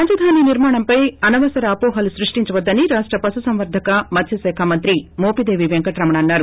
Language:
Telugu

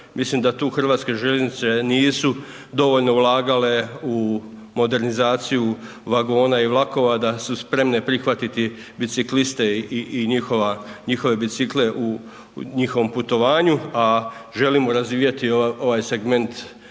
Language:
Croatian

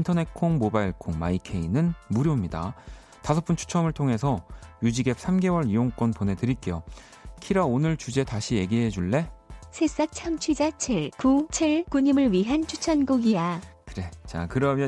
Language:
Korean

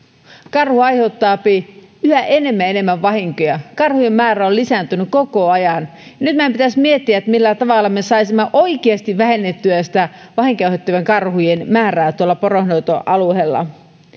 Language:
Finnish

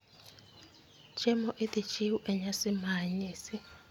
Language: Luo (Kenya and Tanzania)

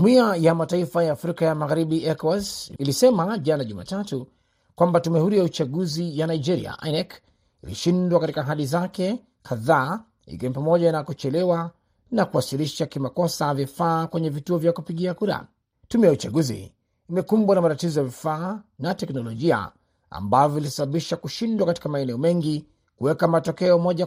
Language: Swahili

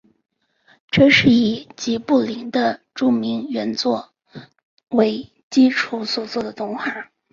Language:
Chinese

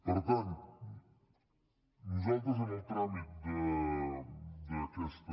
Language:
Catalan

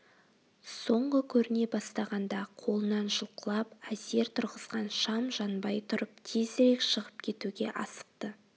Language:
Kazakh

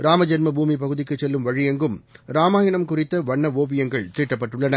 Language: Tamil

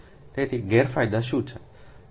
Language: Gujarati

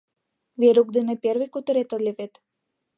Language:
Mari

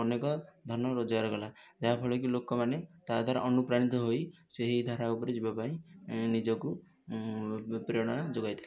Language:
Odia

